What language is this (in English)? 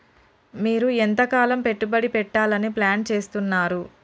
Telugu